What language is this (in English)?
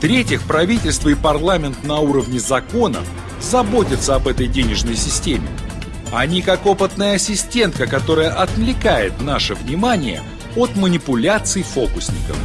Russian